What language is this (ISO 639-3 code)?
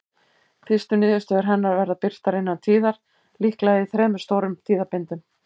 isl